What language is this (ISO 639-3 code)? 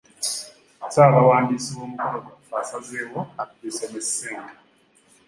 lug